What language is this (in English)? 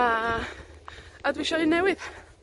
Welsh